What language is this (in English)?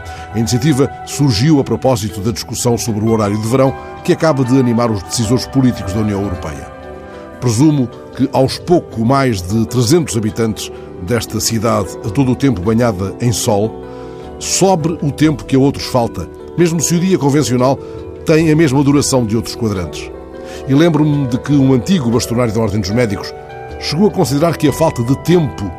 Portuguese